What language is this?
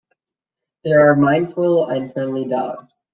English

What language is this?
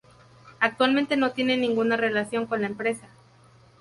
Spanish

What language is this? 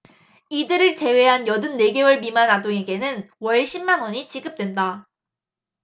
Korean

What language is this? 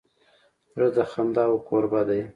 Pashto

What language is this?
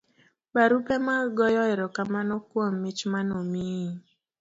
Luo (Kenya and Tanzania)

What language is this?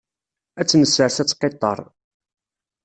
Kabyle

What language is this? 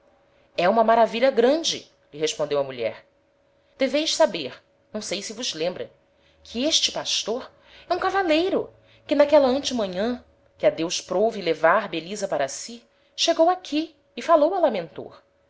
Portuguese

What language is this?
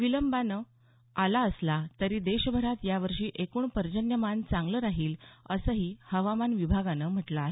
Marathi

